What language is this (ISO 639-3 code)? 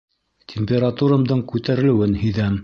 bak